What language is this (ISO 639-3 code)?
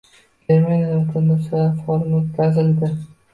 uzb